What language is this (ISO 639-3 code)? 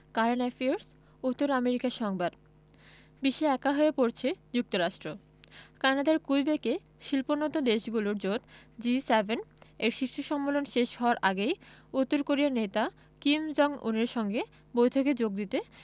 ben